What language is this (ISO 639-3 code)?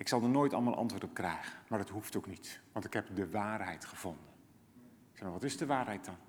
nld